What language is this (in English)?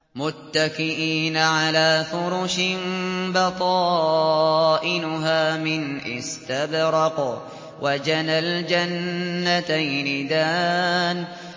Arabic